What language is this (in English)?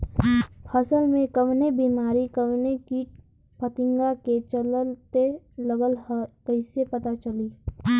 Bhojpuri